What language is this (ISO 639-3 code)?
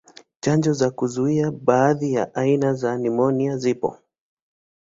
swa